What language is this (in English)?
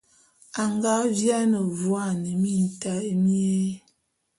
Bulu